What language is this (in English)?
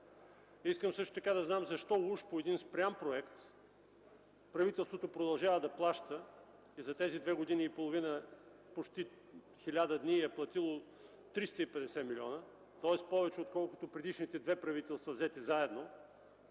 Bulgarian